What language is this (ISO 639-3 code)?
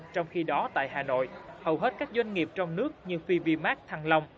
vie